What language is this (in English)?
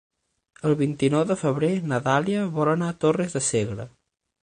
Catalan